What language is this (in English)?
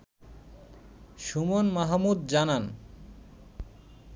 Bangla